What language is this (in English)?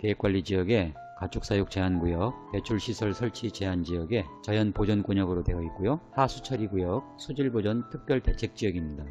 Korean